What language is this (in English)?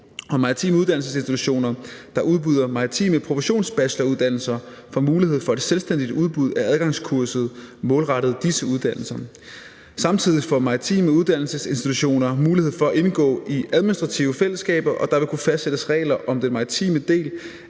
Danish